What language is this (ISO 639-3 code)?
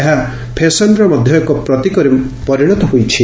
ori